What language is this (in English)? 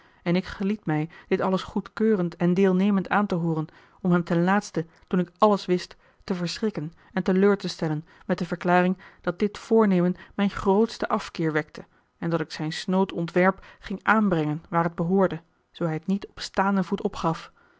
Dutch